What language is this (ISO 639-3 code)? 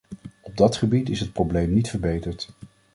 nld